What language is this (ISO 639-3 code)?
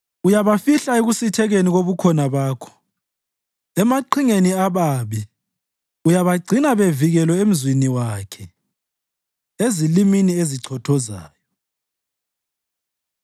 nde